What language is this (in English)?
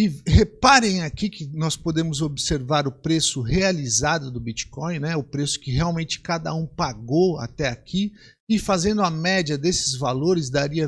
Portuguese